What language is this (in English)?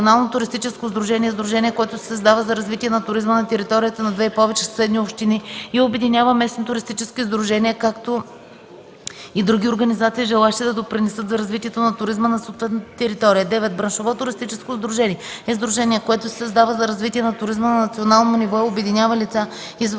Bulgarian